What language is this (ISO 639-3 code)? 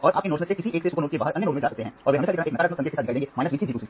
hin